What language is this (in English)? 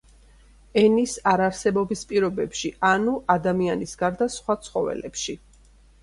Georgian